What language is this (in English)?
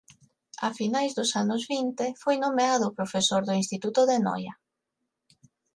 Galician